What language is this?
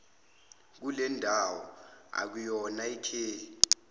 Zulu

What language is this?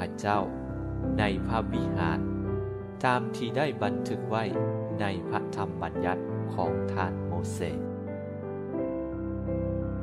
Thai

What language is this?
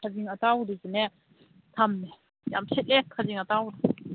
Manipuri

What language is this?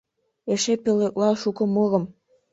Mari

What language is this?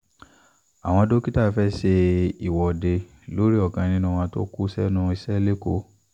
Yoruba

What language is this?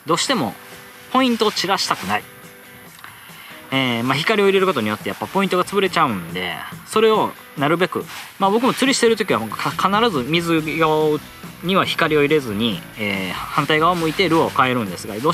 Japanese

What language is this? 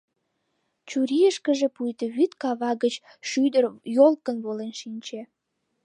Mari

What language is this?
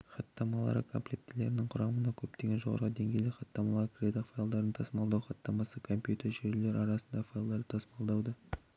Kazakh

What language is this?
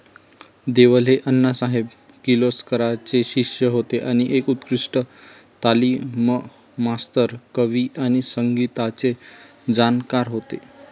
Marathi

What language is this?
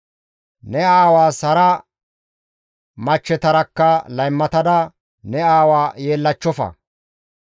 Gamo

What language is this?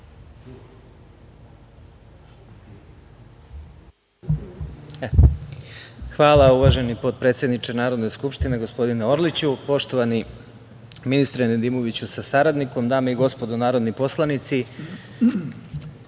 Serbian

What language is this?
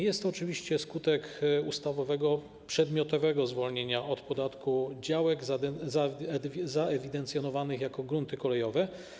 Polish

